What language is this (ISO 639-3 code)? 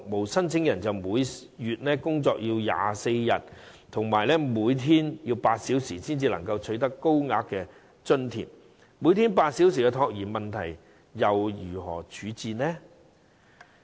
yue